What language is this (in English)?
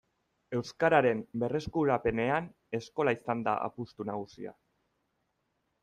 Basque